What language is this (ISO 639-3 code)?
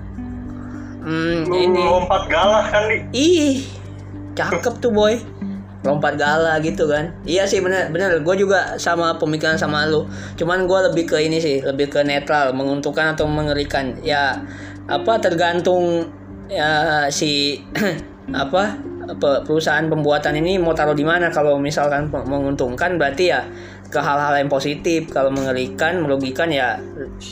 ind